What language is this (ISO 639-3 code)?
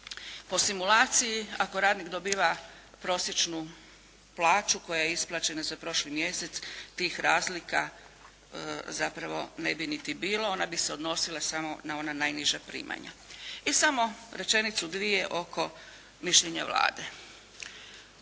hrv